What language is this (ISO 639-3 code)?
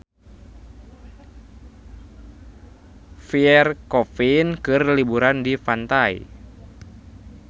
sun